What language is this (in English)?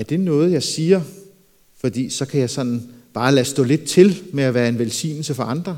Danish